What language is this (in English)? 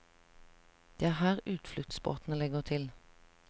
Norwegian